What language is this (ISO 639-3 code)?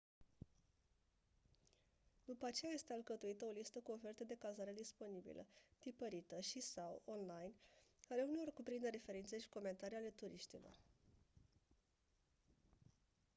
ron